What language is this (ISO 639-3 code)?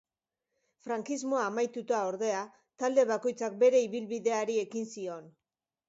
eus